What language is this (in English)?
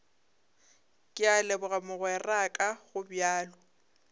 Northern Sotho